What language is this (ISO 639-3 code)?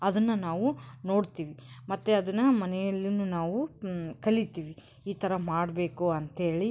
kan